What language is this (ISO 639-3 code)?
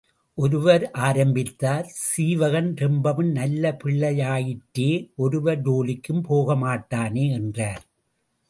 tam